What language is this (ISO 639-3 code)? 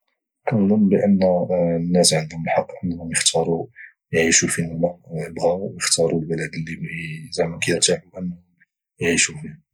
ary